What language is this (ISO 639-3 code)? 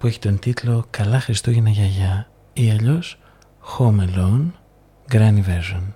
ell